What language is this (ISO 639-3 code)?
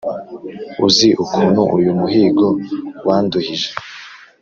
kin